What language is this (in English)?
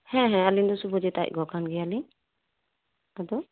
Santali